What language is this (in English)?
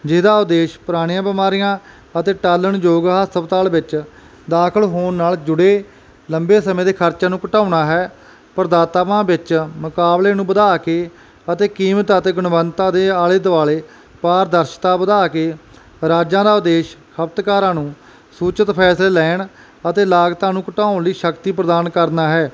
Punjabi